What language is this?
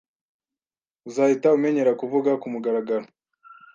Kinyarwanda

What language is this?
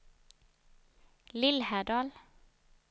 Swedish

